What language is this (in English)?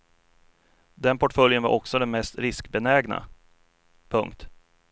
Swedish